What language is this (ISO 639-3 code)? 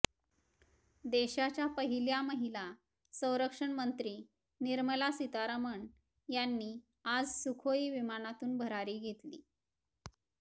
mar